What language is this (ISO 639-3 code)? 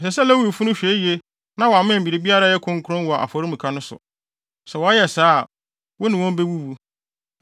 aka